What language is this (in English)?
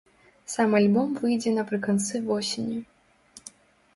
Belarusian